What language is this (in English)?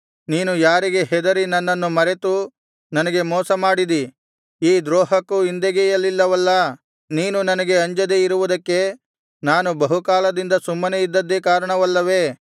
Kannada